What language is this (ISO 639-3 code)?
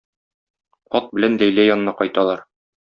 tat